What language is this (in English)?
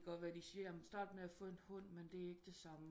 Danish